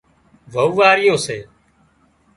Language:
Wadiyara Koli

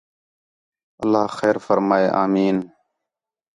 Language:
Khetrani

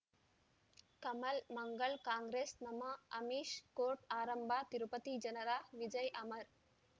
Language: Kannada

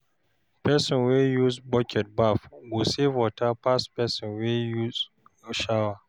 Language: Nigerian Pidgin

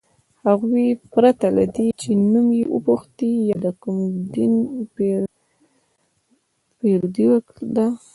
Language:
Pashto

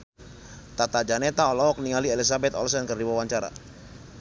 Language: Sundanese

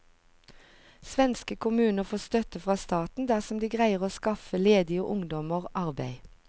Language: Norwegian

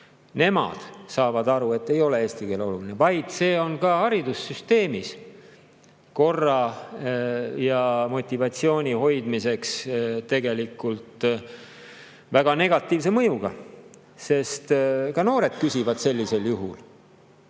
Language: Estonian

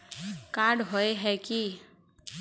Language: Magahi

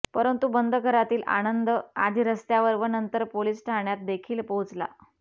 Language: Marathi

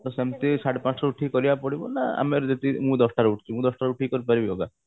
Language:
Odia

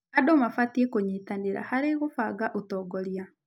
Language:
Kikuyu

